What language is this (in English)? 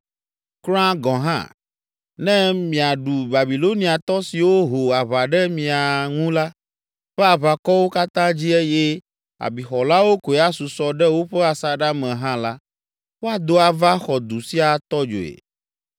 Ewe